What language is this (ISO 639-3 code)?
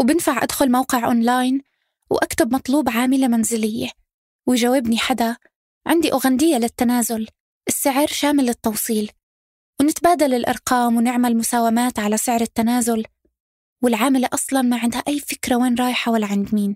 ara